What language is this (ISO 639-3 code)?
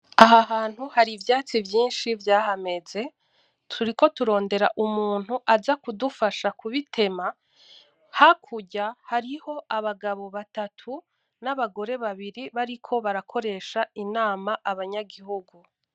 run